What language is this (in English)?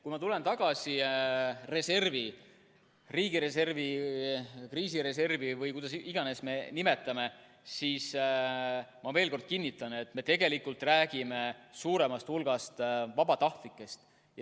Estonian